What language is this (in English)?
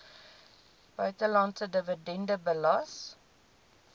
Afrikaans